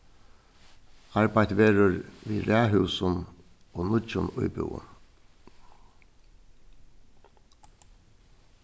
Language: Faroese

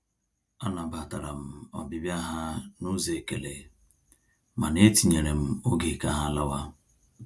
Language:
Igbo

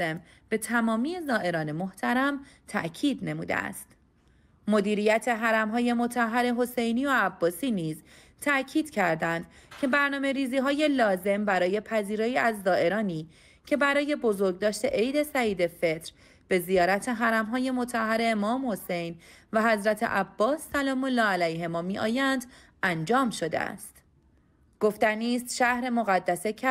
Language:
Persian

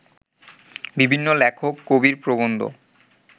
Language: Bangla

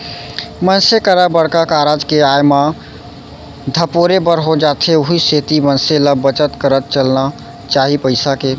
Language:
Chhattisgarhi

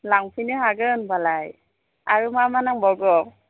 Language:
Bodo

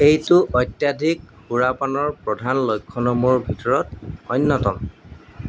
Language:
Assamese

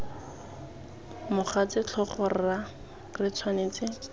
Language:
Tswana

